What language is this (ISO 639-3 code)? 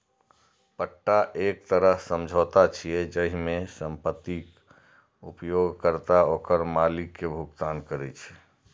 mai